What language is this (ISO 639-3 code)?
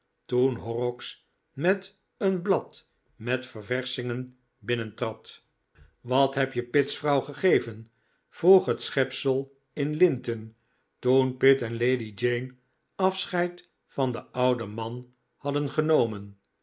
nld